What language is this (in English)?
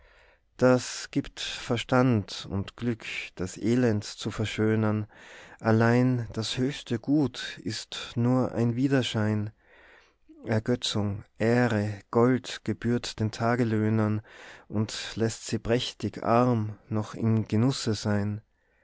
German